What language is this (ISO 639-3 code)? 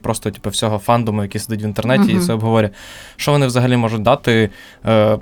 ukr